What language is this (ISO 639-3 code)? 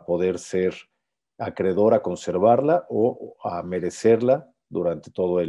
spa